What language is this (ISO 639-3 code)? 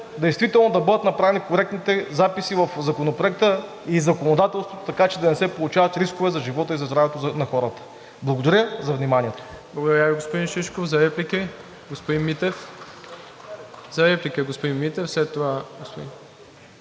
bul